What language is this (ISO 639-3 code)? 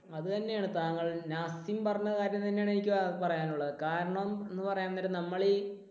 mal